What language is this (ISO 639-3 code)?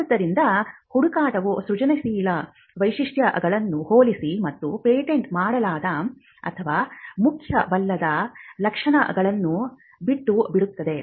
kan